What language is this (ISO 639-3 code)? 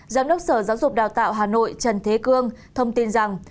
vie